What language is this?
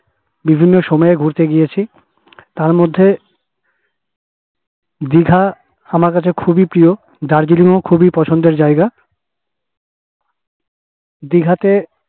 Bangla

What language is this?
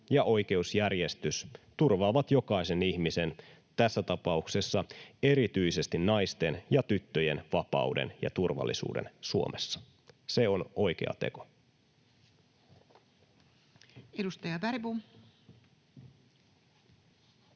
Finnish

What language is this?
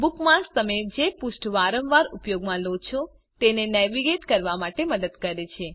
Gujarati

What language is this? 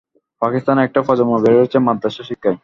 Bangla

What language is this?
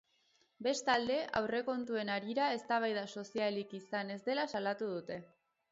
Basque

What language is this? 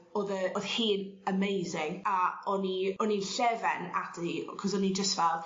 Welsh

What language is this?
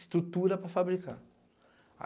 Portuguese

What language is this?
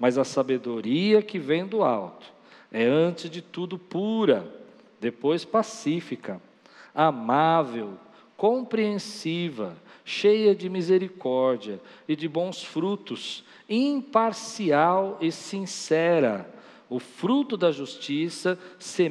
Portuguese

